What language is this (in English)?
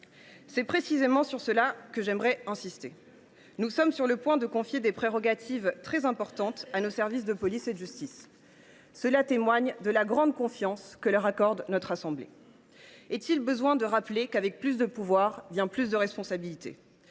French